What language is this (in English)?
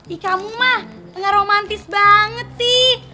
Indonesian